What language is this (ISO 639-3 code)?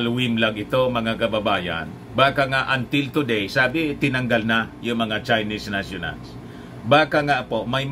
fil